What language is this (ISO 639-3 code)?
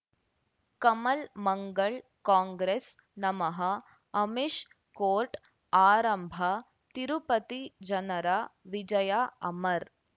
kan